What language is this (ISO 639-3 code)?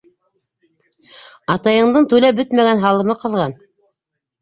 bak